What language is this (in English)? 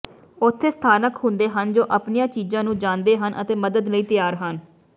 Punjabi